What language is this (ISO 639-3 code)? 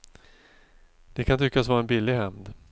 swe